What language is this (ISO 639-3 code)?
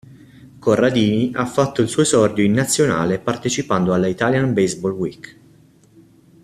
ita